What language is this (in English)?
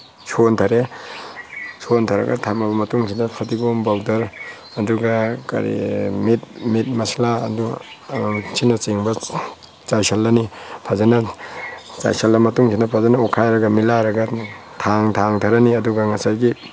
Manipuri